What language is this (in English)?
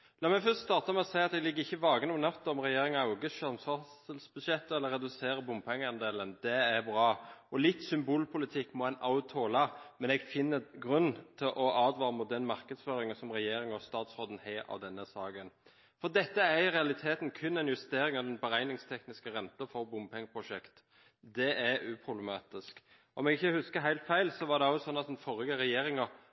Norwegian Bokmål